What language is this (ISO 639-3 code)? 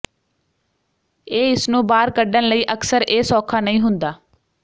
pan